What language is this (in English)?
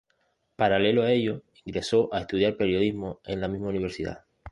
Spanish